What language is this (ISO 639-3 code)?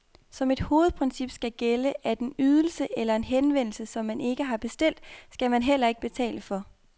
dan